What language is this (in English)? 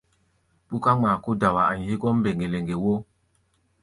Gbaya